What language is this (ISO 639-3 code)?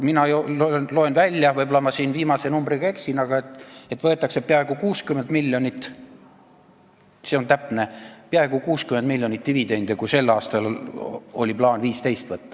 est